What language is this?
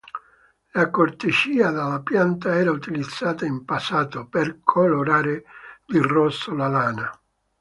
Italian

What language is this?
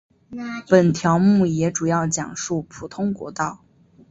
Chinese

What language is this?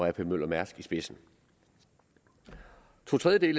Danish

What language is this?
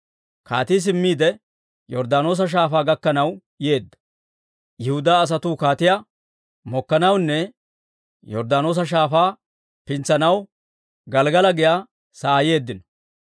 Dawro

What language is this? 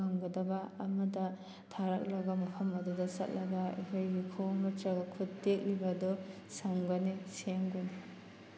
Manipuri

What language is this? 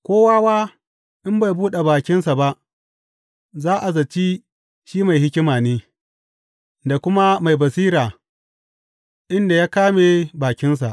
Hausa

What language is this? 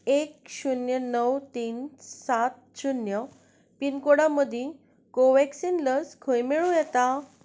Konkani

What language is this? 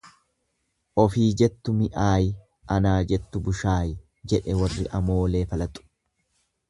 Oromo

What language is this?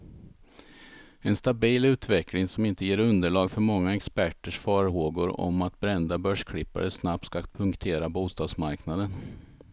Swedish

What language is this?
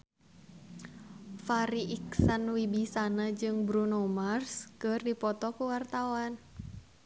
Sundanese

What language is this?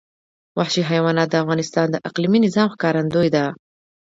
Pashto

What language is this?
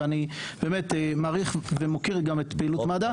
Hebrew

